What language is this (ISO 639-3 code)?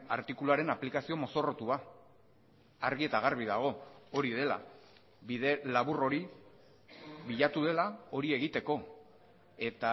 eus